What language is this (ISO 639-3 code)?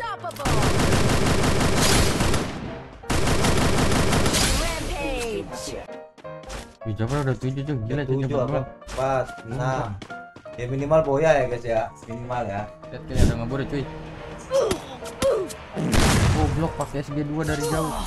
ind